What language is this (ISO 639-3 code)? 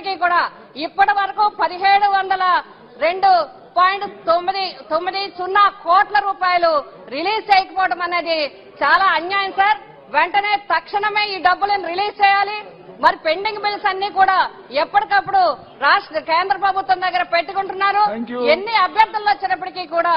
hin